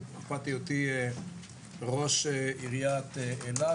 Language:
Hebrew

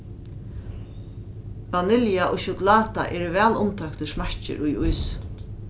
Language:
Faroese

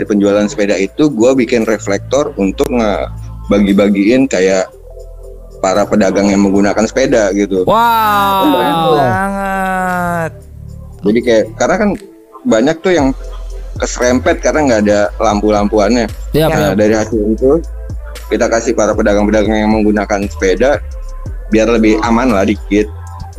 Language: Indonesian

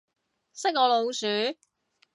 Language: Cantonese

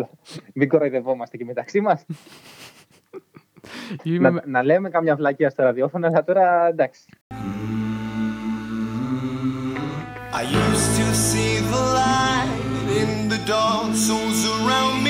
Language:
Greek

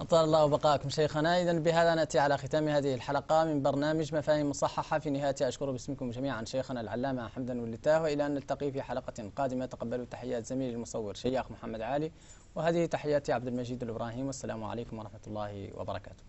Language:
Arabic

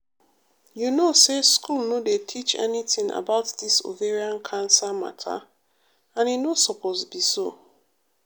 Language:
Nigerian Pidgin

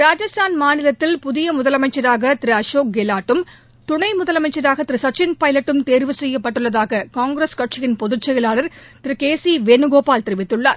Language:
Tamil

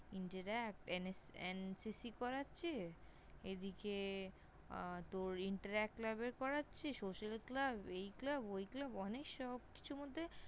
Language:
Bangla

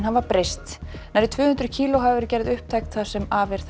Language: Icelandic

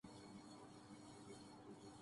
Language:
Urdu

